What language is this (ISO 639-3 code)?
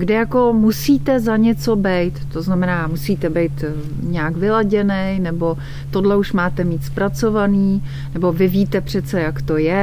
ces